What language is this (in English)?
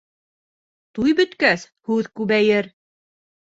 Bashkir